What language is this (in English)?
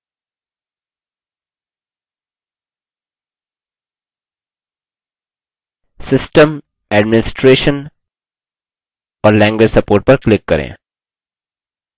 Hindi